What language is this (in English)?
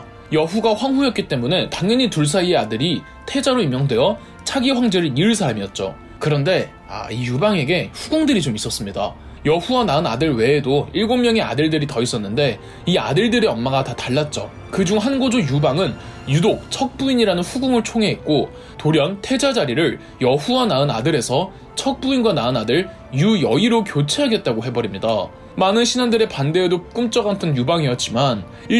Korean